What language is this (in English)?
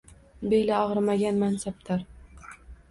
Uzbek